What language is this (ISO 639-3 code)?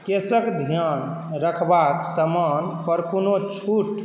mai